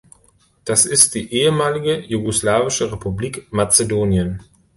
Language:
German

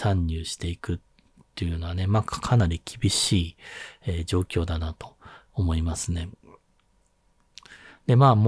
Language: Japanese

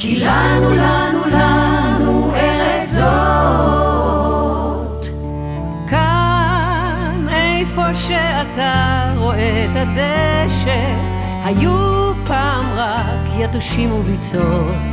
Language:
Hebrew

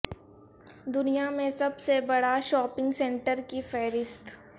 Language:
Urdu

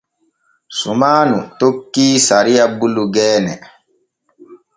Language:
Borgu Fulfulde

